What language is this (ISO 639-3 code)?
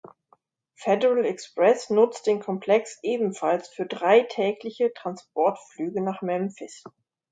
deu